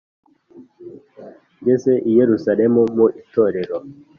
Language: Kinyarwanda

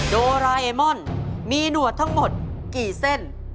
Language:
Thai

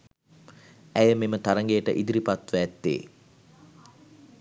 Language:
Sinhala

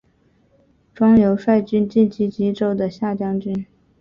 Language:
Chinese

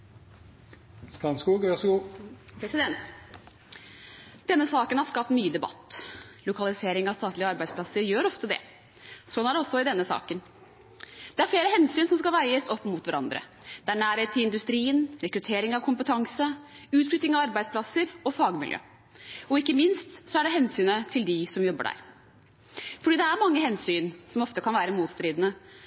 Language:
Norwegian Bokmål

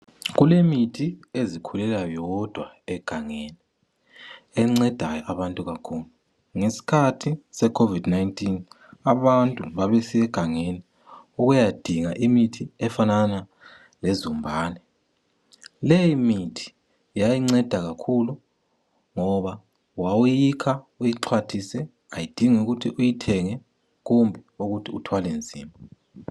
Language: North Ndebele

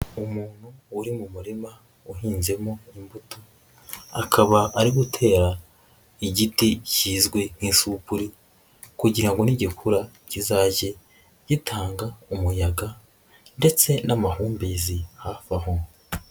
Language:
Kinyarwanda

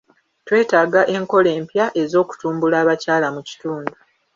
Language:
Ganda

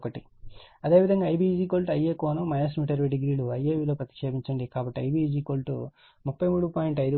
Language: Telugu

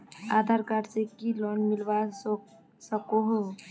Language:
Magahi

